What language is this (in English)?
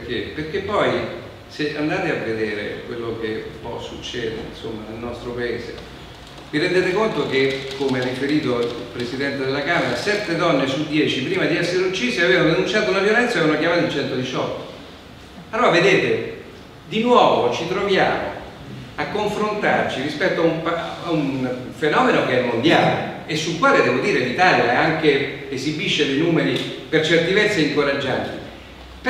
Italian